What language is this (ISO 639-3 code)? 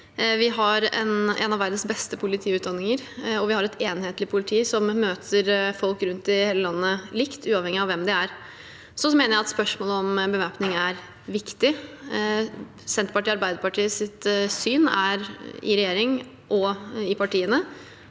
nor